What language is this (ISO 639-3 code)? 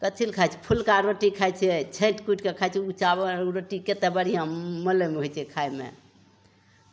mai